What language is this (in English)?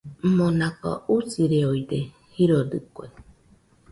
Nüpode Huitoto